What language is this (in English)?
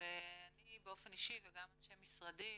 Hebrew